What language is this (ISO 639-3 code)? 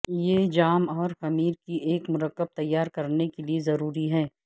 urd